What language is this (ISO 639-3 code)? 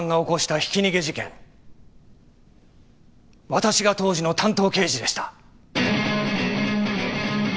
jpn